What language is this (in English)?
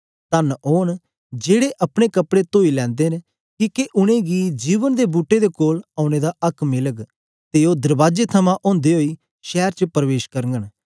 Dogri